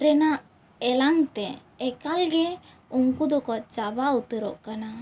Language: Santali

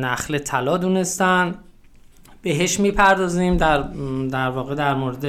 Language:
Persian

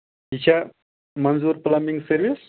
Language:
Kashmiri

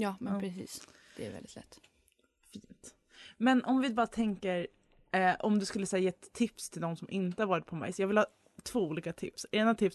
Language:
Swedish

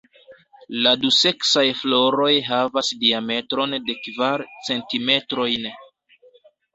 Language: Esperanto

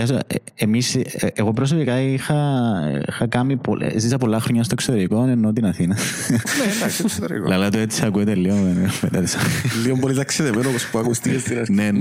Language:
Greek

